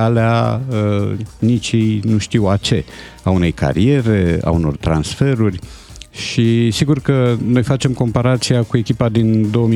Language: Romanian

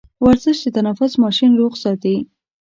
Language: Pashto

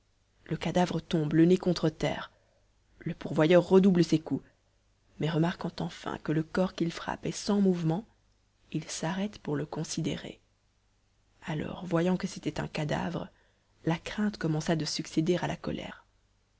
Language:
French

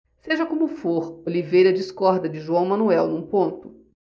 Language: Portuguese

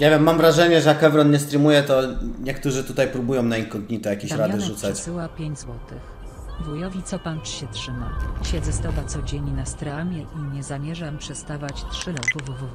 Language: Polish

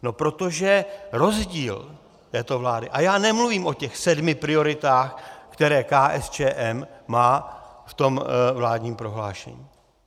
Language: Czech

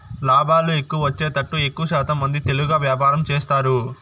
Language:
Telugu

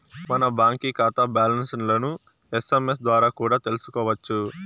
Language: Telugu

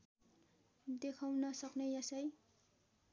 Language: Nepali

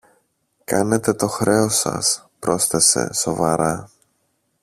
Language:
Greek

